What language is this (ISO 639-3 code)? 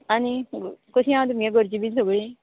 kok